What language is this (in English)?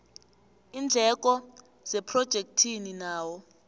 South Ndebele